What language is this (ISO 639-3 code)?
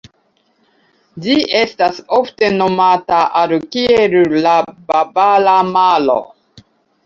epo